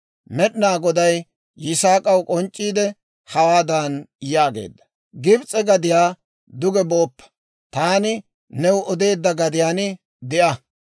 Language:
Dawro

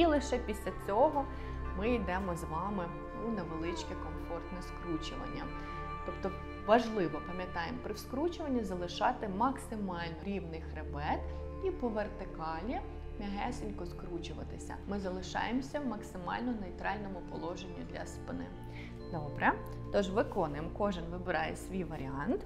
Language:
Ukrainian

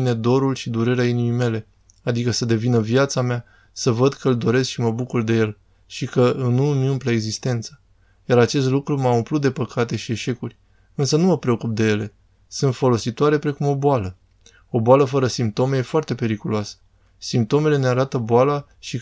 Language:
Romanian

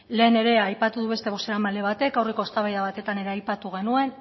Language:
Basque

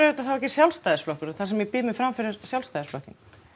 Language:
Icelandic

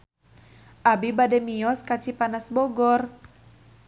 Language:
Sundanese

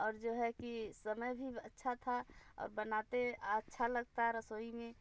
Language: Hindi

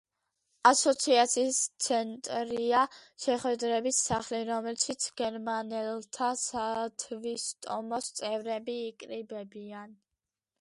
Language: Georgian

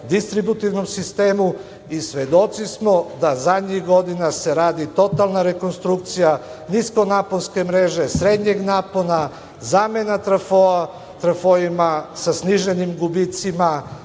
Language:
Serbian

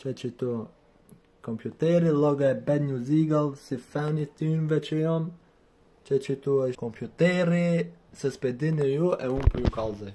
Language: Romanian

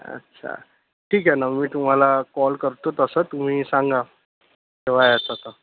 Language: Marathi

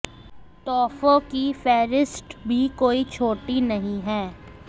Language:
Hindi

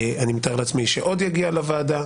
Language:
Hebrew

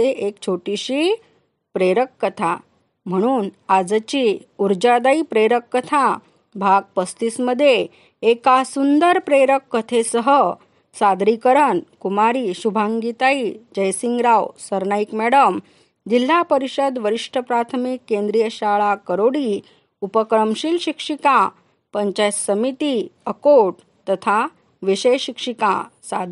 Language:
Marathi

